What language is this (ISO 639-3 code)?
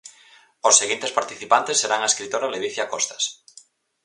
glg